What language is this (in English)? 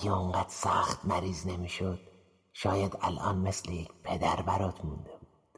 Persian